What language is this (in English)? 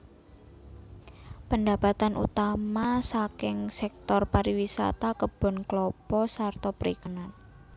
Javanese